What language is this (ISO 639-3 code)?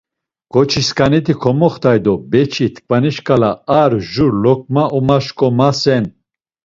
lzz